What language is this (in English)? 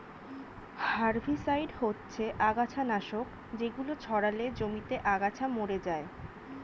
Bangla